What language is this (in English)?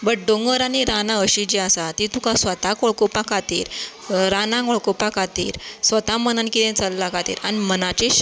Konkani